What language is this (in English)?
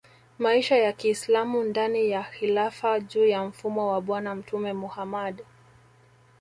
Swahili